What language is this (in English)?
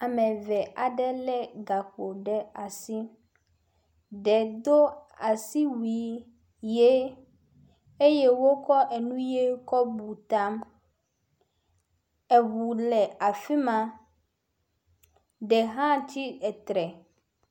Ewe